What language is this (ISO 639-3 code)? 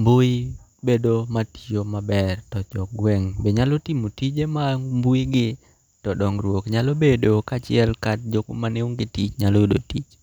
luo